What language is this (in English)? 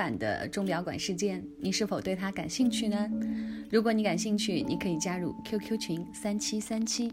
Chinese